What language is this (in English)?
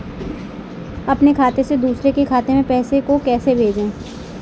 Hindi